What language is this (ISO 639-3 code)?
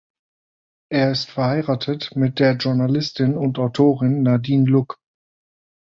deu